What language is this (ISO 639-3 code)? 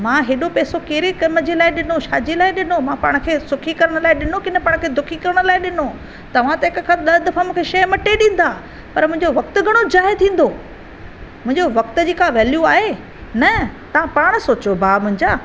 snd